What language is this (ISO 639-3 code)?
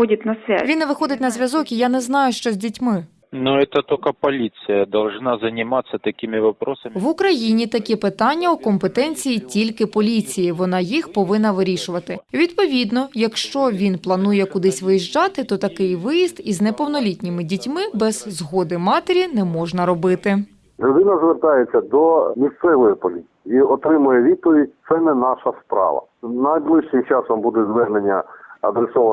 ukr